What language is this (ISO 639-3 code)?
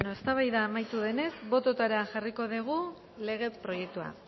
eus